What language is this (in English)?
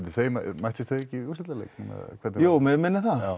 Icelandic